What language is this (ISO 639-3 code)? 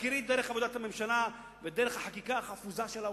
heb